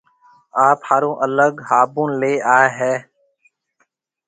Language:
Marwari (Pakistan)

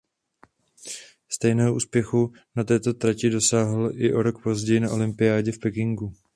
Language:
Czech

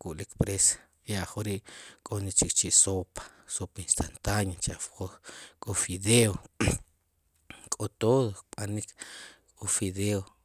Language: Sipacapense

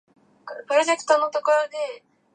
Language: Japanese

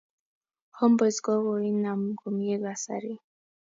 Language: Kalenjin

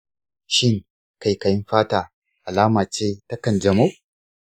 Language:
Hausa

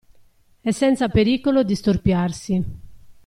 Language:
Italian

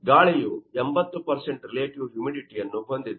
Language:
Kannada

